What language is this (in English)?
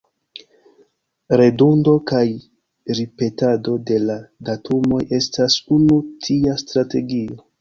Esperanto